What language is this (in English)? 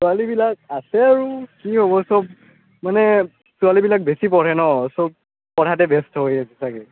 Assamese